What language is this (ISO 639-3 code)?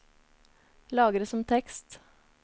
nor